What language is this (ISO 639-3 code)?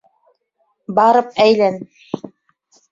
bak